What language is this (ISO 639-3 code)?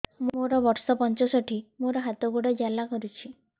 ori